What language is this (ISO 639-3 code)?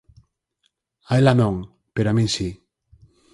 glg